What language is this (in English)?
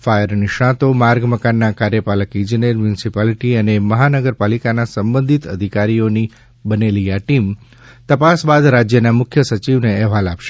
Gujarati